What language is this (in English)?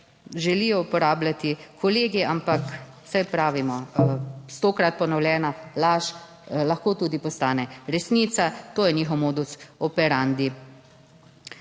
Slovenian